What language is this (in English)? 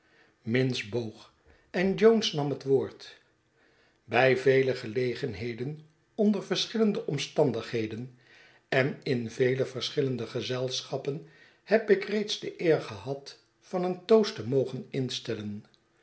Dutch